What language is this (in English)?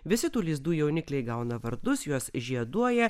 Lithuanian